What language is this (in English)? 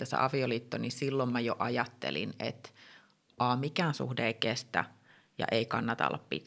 Finnish